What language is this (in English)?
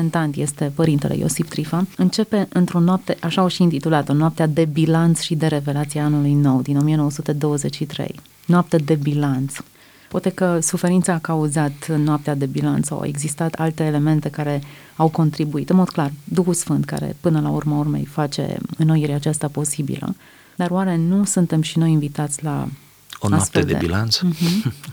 Romanian